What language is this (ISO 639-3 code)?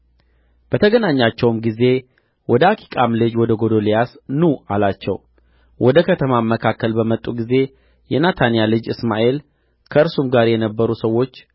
amh